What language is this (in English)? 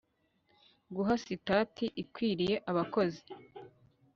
Kinyarwanda